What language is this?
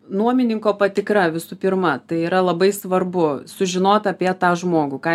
Lithuanian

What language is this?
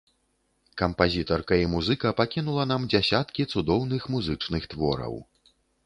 Belarusian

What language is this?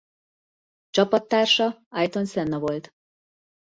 Hungarian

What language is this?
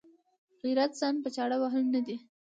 Pashto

